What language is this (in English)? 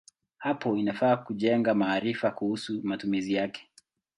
Swahili